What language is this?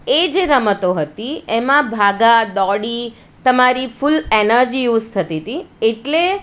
Gujarati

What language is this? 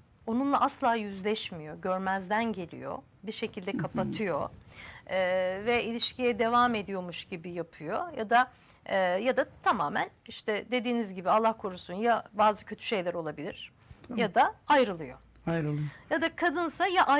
Turkish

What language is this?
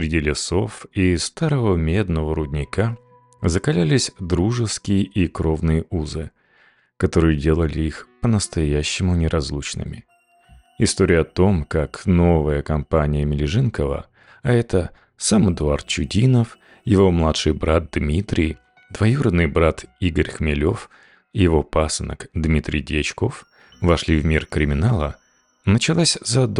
Russian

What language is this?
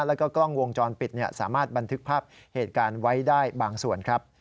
Thai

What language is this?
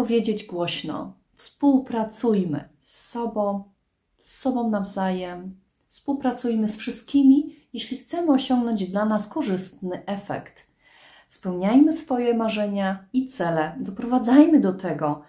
Polish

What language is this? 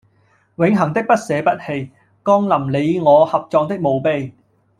Cantonese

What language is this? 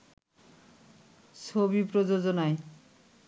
Bangla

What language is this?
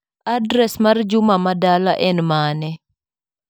Luo (Kenya and Tanzania)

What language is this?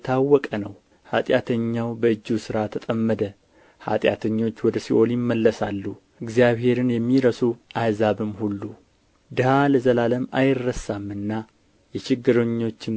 Amharic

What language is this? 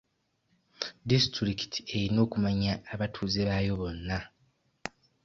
Ganda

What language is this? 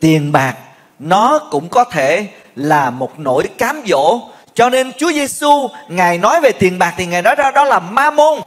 Vietnamese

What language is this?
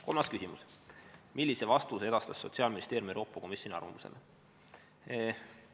Estonian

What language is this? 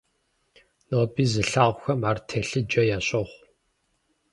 Kabardian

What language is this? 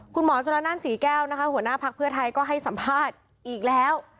Thai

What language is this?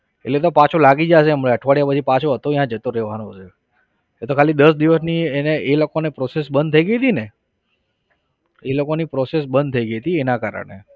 Gujarati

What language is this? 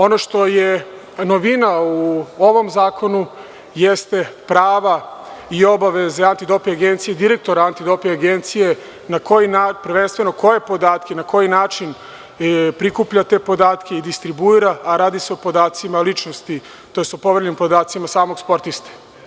Serbian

